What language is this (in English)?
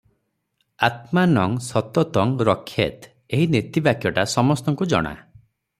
Odia